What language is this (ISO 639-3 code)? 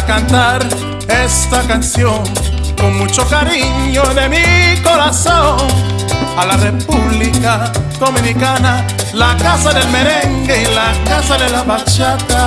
spa